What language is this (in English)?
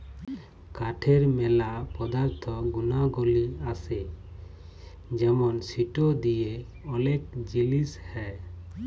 Bangla